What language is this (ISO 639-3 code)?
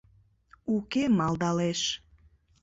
chm